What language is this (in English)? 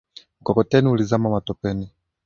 Swahili